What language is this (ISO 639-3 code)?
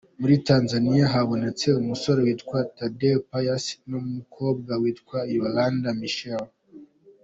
kin